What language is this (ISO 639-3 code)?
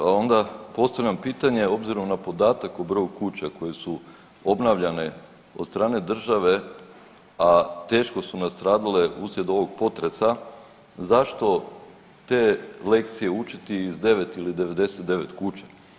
hrv